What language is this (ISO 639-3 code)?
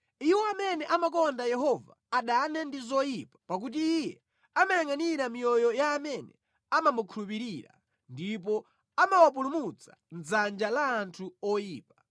nya